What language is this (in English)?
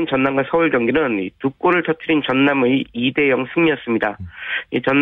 Korean